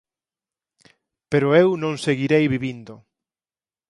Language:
Galician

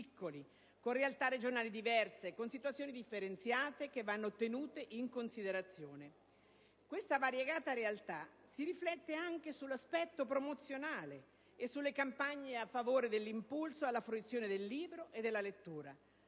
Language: Italian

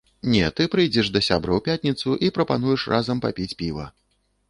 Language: Belarusian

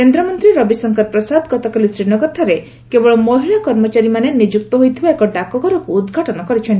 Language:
Odia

